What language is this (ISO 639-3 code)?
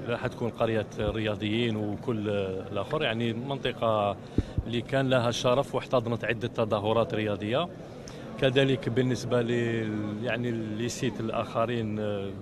ara